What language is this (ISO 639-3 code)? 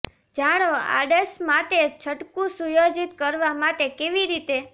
guj